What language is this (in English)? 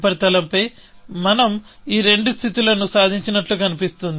Telugu